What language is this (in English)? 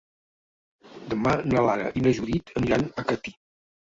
Catalan